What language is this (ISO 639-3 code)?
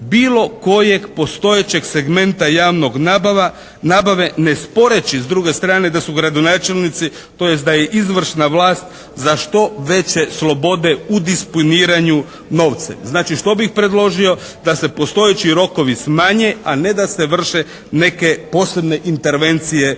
hrv